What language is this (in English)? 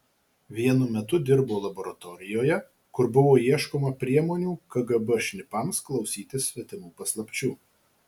Lithuanian